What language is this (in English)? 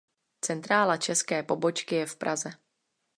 Czech